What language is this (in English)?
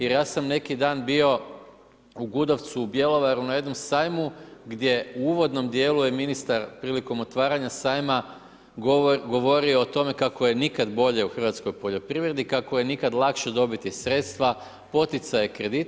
Croatian